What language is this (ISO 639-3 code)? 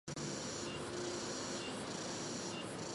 zho